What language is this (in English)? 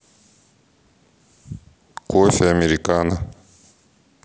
Russian